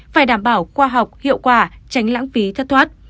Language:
Vietnamese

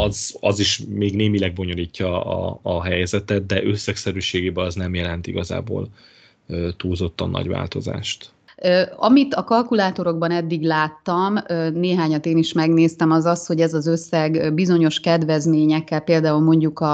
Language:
Hungarian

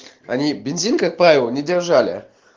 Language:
Russian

